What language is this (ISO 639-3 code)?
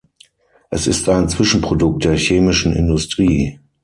deu